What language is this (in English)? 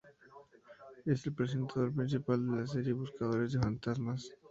Spanish